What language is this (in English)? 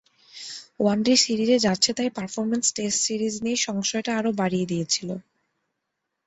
Bangla